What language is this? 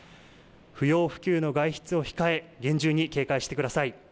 Japanese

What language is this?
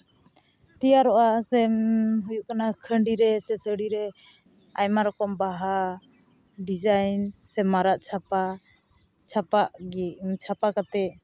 Santali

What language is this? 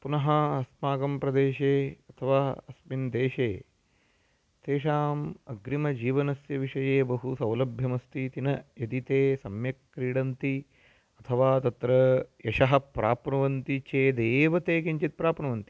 Sanskrit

